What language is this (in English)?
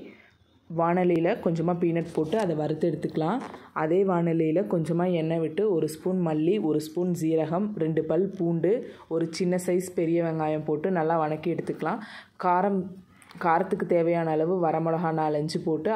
Tamil